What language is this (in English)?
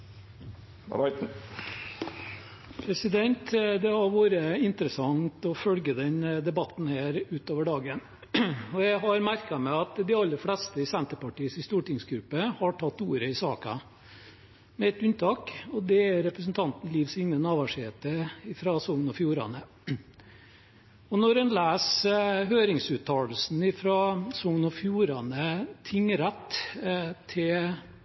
Norwegian